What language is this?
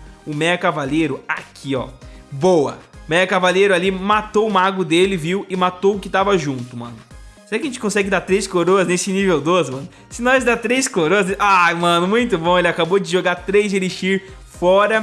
Portuguese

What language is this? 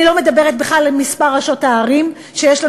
Hebrew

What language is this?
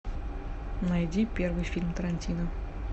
Russian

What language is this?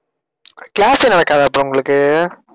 Tamil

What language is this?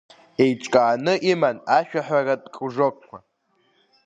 Abkhazian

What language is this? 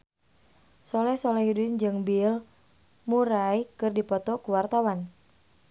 Sundanese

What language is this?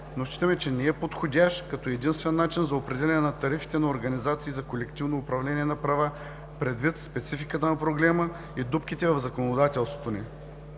Bulgarian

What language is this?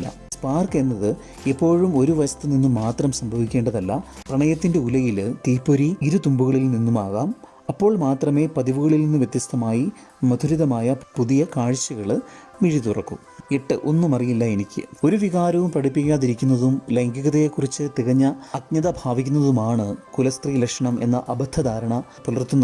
Malayalam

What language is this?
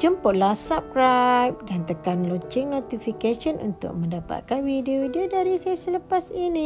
Malay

